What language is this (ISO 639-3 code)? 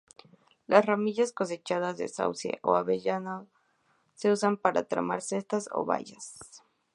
spa